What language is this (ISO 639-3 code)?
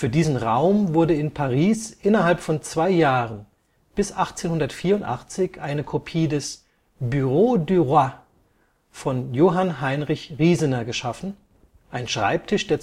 deu